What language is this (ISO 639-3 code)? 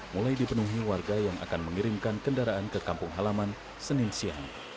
ind